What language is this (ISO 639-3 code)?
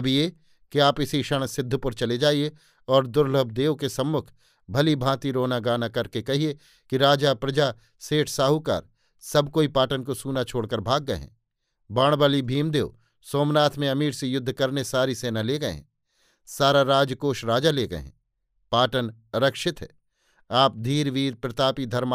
hin